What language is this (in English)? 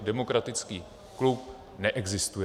Czech